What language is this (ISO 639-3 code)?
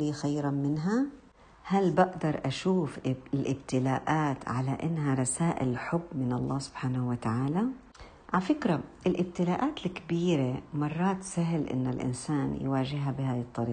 ara